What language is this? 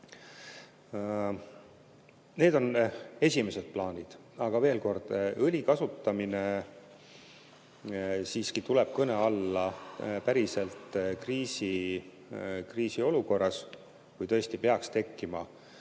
Estonian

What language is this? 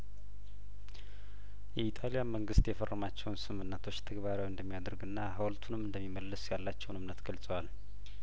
Amharic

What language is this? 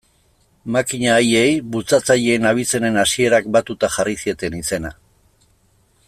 Basque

